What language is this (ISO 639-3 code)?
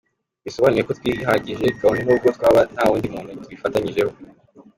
kin